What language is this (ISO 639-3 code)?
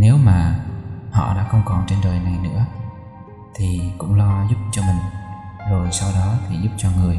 vie